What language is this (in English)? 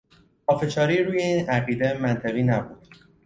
Persian